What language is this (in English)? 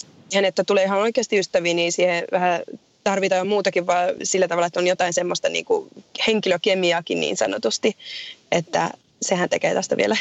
Finnish